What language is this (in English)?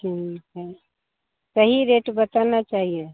Hindi